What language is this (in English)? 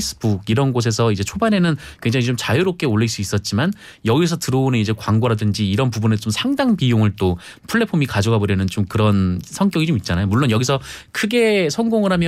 Korean